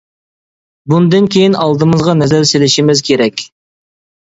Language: Uyghur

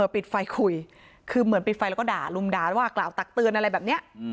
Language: Thai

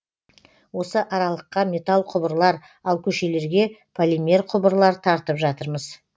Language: Kazakh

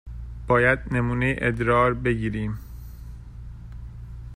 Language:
Persian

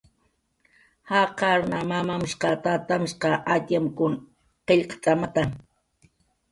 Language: Jaqaru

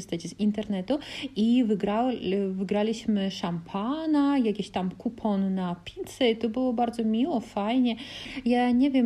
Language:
Polish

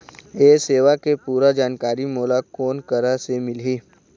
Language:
Chhattisgarhi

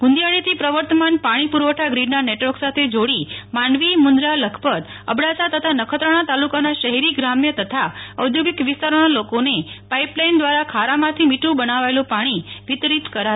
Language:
Gujarati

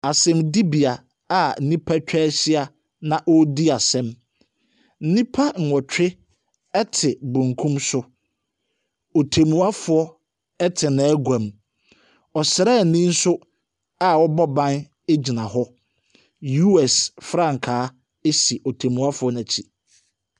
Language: Akan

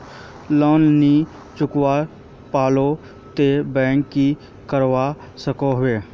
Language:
Magahi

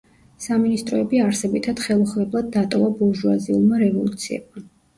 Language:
Georgian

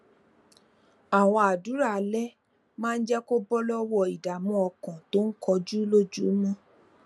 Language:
Yoruba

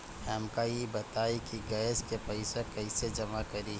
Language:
Bhojpuri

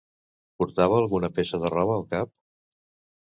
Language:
Catalan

